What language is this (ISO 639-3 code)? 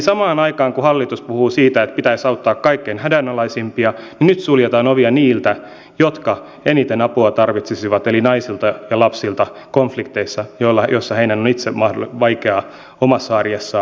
fin